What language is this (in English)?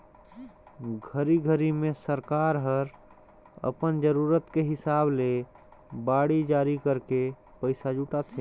Chhattisgarhi